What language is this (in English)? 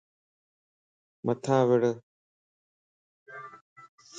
Lasi